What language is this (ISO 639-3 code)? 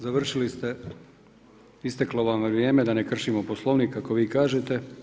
hrv